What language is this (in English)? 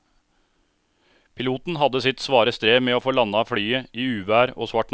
Norwegian